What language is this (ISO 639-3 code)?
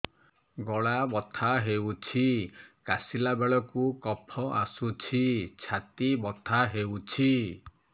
ori